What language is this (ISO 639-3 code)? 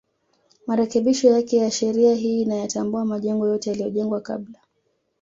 swa